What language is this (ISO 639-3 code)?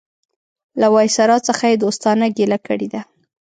pus